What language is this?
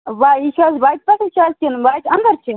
Kashmiri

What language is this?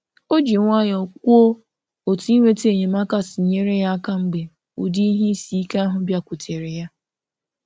Igbo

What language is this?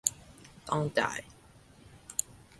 Thai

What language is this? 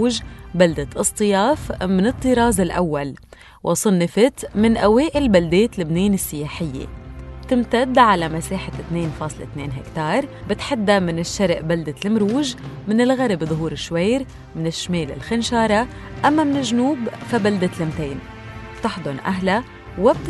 Arabic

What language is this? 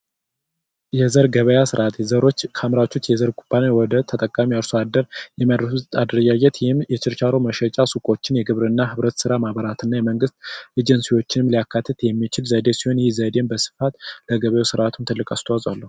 Amharic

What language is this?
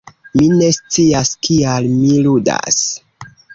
Esperanto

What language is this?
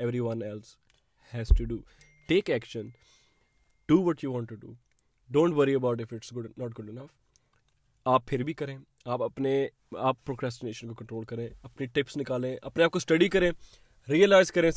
Urdu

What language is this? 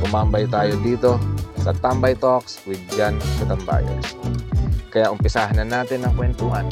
Filipino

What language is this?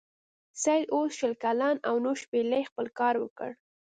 Pashto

